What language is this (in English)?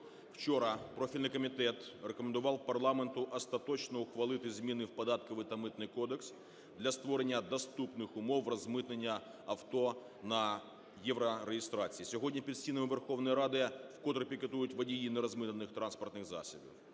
Ukrainian